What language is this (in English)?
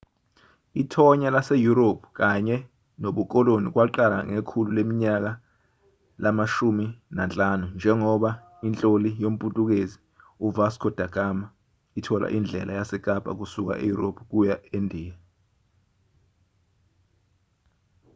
Zulu